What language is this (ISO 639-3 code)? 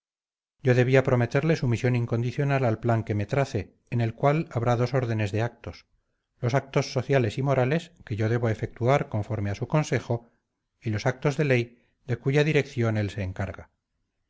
spa